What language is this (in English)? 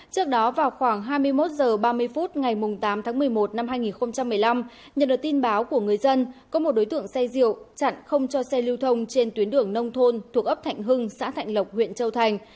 Vietnamese